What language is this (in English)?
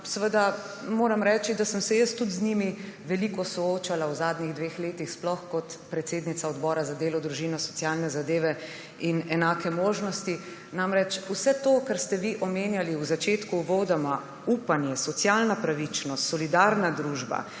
Slovenian